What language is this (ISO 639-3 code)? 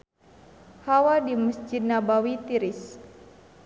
sun